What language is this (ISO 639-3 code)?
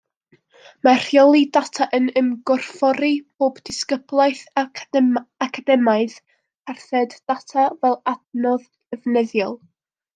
cym